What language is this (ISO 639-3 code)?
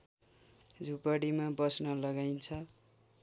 nep